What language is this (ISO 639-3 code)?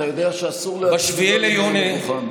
heb